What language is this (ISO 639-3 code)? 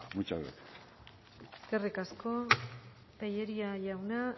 eus